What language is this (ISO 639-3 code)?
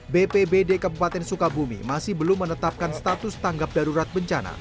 ind